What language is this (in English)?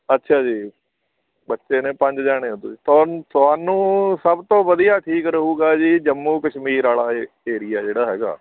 Punjabi